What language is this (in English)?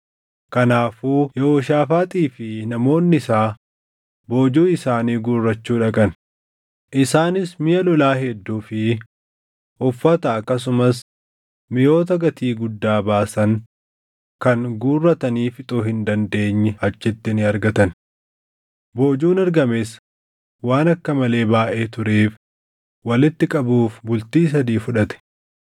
Oromo